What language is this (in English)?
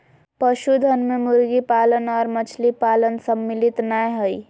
Magahi